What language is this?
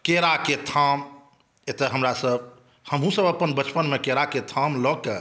Maithili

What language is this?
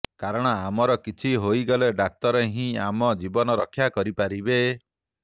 Odia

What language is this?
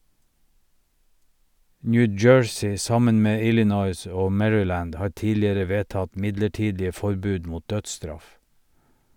Norwegian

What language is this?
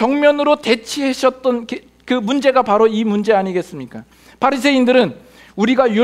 Korean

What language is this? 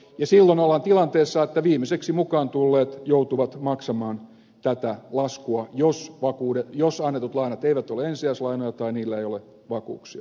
Finnish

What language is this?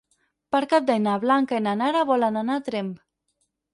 Catalan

